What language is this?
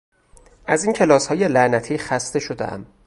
Persian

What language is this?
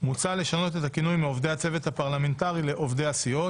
Hebrew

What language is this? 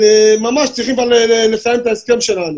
Hebrew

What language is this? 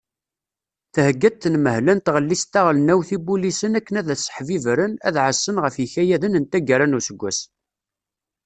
Kabyle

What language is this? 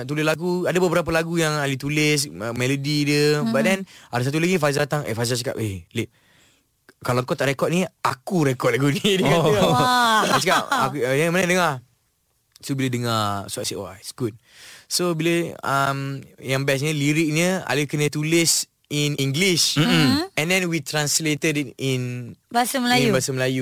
Malay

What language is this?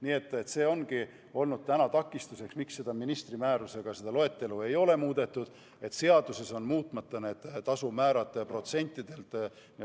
Estonian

